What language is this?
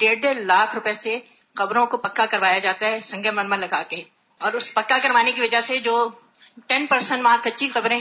Urdu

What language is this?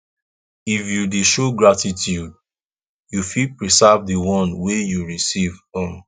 Nigerian Pidgin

